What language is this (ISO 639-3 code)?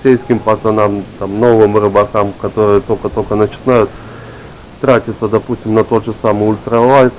rus